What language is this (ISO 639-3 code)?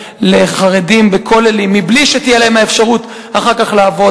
heb